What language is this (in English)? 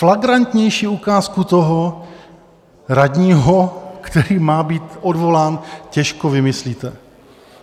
Czech